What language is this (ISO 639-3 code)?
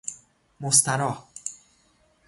fas